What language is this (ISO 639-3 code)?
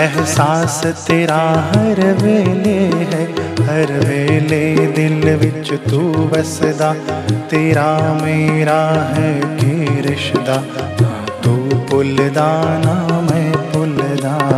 hin